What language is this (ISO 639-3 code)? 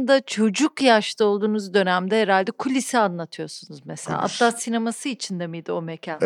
tur